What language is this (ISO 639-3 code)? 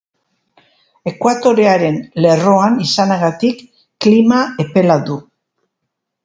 eus